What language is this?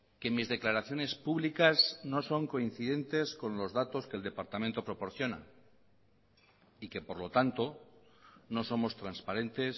Spanish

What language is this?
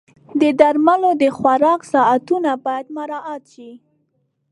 Pashto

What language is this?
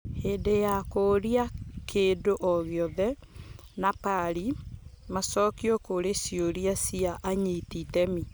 Kikuyu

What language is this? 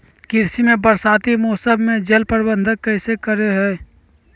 Magahi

